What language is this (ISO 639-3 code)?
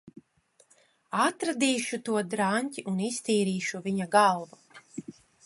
lav